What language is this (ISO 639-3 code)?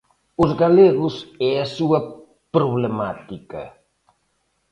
glg